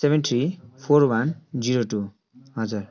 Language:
Nepali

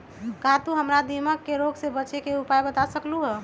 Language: Magahi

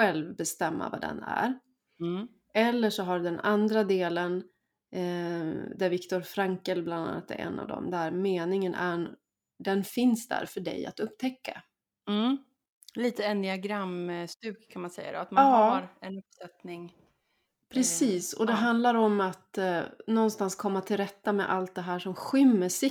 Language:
Swedish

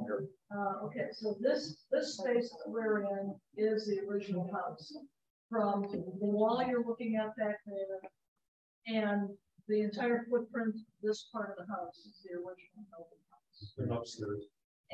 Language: English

